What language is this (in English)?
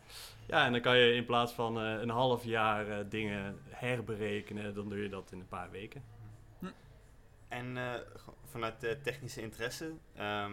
Dutch